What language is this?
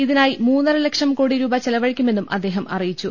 Malayalam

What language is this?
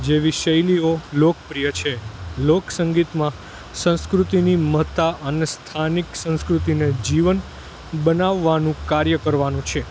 Gujarati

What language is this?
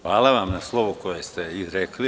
Serbian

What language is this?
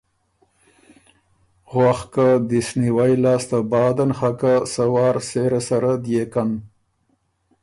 Ormuri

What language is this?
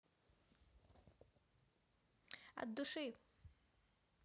Russian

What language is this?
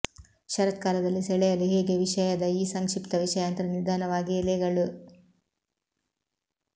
Kannada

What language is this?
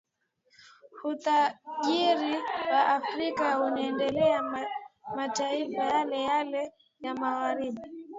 Swahili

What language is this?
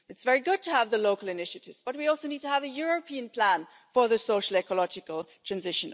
English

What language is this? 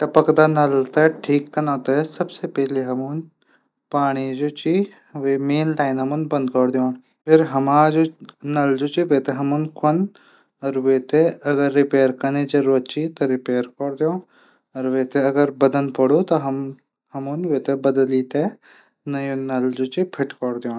Garhwali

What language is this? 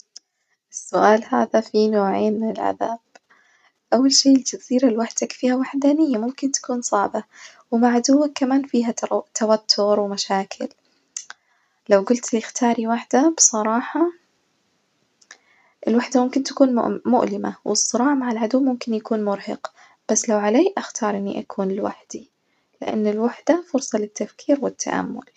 Najdi Arabic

